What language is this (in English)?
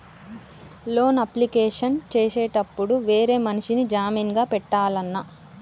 Telugu